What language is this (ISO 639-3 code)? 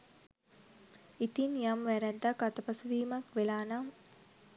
sin